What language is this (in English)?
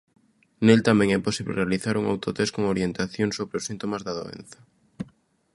Galician